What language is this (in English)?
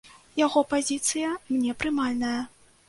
Belarusian